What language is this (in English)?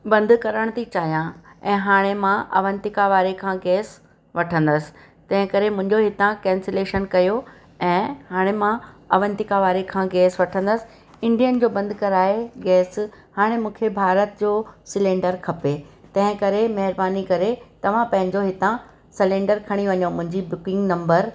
Sindhi